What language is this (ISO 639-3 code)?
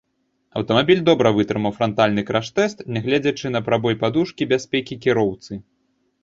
bel